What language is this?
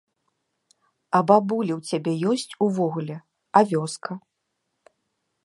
Belarusian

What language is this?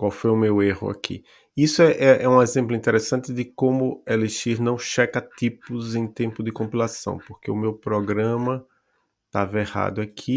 Portuguese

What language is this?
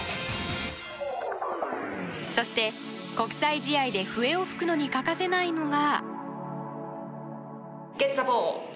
Japanese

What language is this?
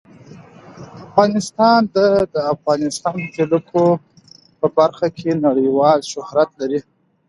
Pashto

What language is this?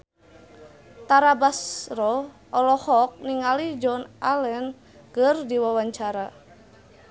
Sundanese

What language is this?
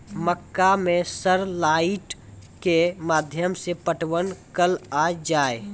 Maithili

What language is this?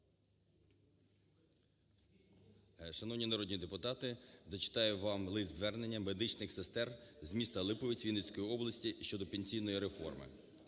Ukrainian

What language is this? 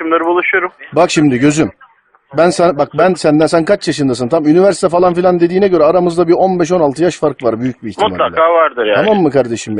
Turkish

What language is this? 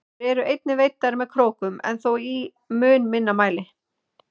Icelandic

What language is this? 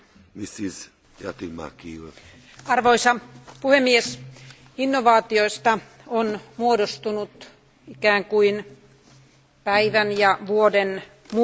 Finnish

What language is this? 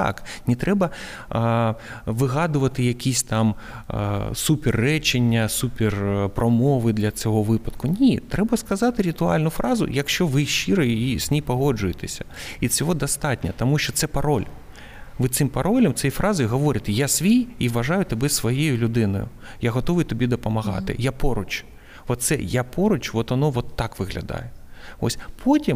Ukrainian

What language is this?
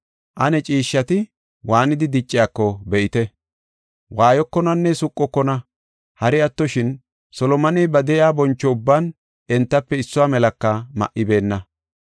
Gofa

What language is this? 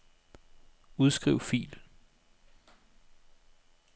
Danish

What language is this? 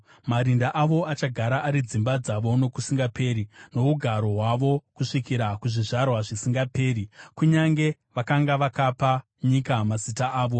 Shona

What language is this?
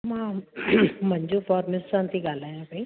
Sindhi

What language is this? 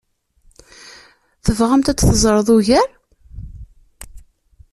Kabyle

